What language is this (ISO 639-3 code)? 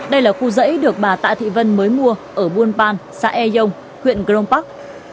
vie